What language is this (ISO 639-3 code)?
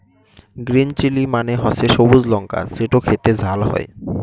ben